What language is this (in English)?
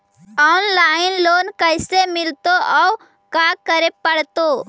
Magahi